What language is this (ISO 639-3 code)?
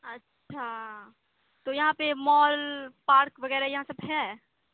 urd